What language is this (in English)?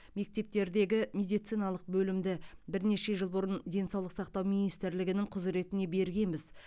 Kazakh